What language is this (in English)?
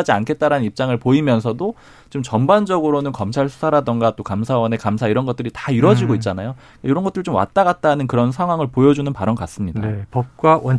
Korean